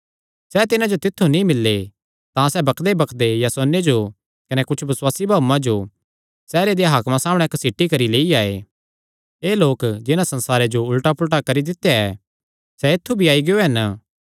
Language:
Kangri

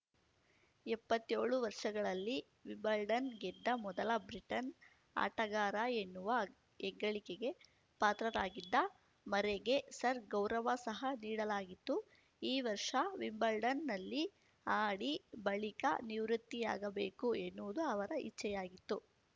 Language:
Kannada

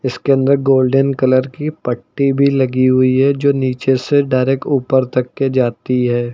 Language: Hindi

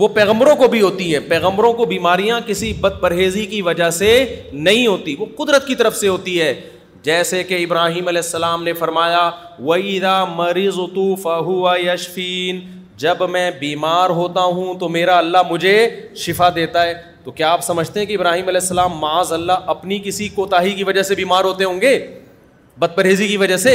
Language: Urdu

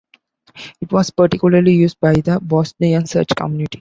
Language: English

